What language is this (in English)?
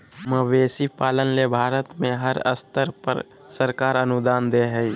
Magahi